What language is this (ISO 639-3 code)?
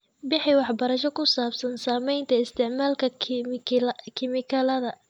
som